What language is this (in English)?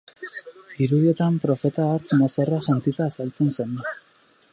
Basque